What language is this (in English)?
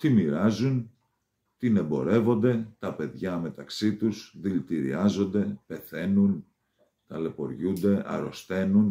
Greek